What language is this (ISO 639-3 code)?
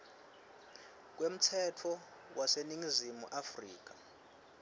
ssw